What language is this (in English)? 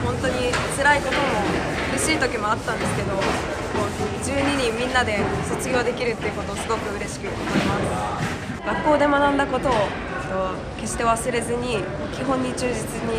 Japanese